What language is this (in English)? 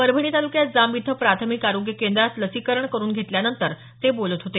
Marathi